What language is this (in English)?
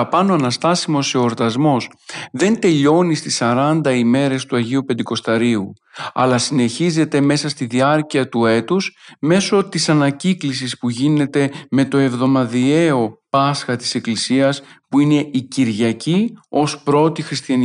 Greek